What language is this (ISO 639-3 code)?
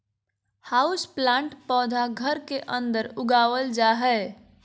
mag